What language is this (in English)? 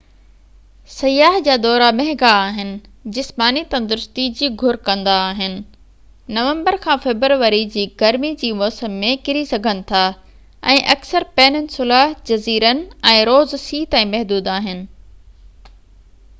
Sindhi